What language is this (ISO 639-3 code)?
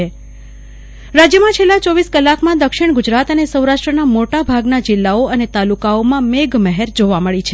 guj